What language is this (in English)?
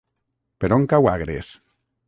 Catalan